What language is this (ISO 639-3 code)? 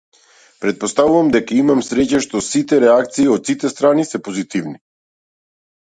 mkd